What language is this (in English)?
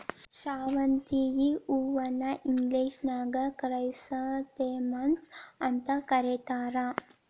Kannada